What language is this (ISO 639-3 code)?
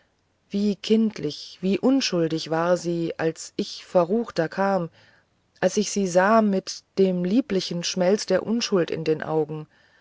deu